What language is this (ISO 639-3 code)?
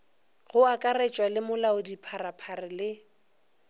nso